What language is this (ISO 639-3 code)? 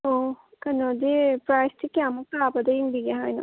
mni